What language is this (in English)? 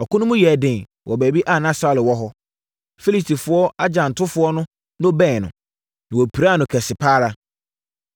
Akan